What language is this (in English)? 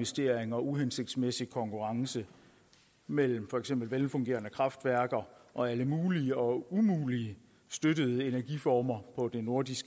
Danish